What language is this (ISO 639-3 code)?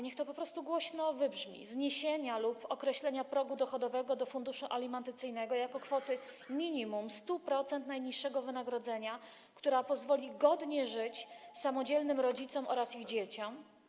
pol